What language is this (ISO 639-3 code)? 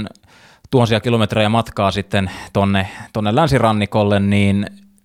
fin